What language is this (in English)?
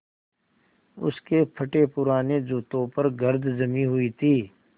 Hindi